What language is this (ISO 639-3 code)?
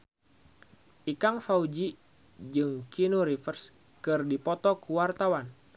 sun